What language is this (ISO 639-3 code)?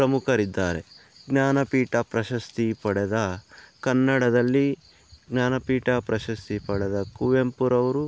kan